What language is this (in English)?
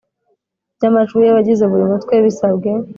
Kinyarwanda